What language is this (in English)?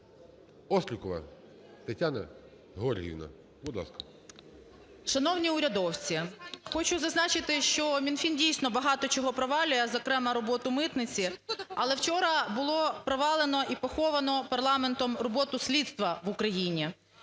Ukrainian